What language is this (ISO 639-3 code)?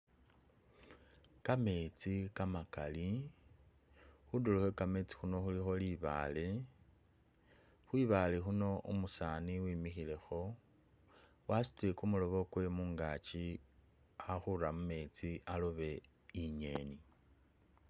myx